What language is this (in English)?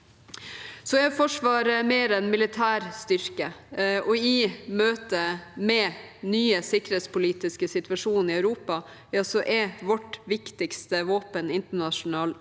Norwegian